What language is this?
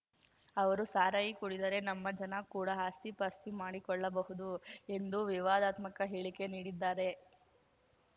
Kannada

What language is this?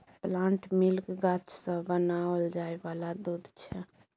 Maithili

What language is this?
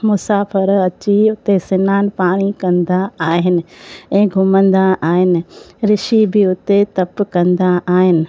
Sindhi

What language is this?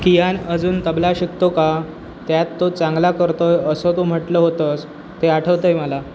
Marathi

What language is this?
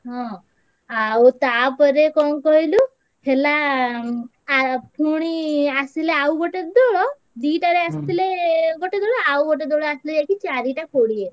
Odia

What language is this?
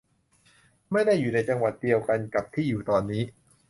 Thai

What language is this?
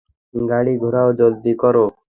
Bangla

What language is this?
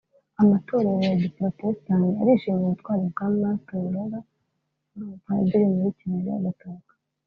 Kinyarwanda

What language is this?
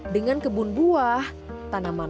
Indonesian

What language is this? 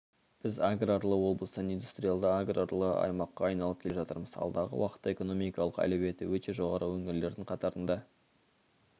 Kazakh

